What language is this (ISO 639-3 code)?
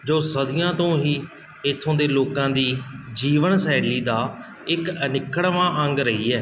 pan